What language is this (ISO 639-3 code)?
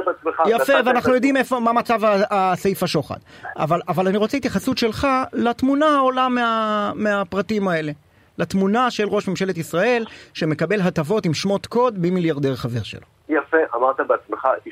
heb